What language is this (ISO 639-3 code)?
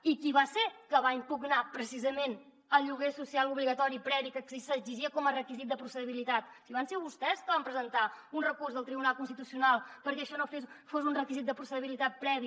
cat